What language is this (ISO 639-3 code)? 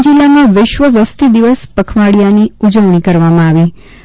guj